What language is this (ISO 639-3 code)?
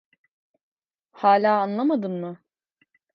tur